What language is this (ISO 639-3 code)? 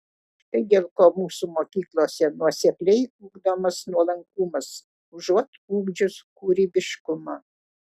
lit